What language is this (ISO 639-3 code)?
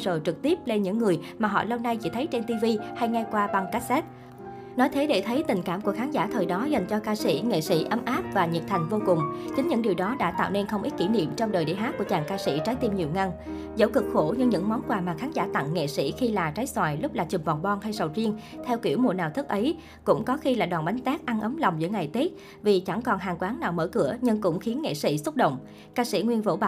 vie